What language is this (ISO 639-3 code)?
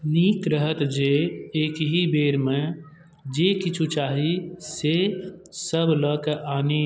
mai